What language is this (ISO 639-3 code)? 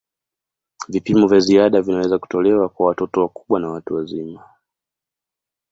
swa